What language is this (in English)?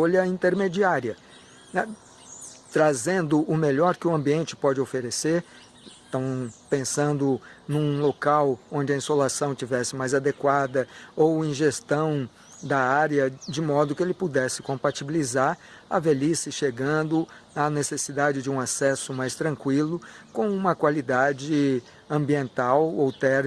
Portuguese